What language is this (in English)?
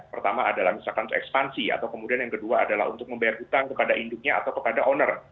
Indonesian